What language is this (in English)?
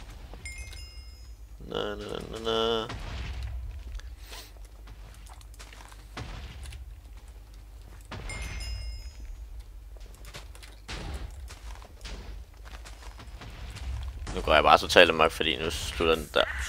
Danish